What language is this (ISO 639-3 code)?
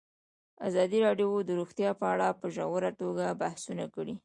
pus